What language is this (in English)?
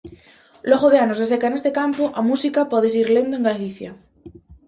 Galician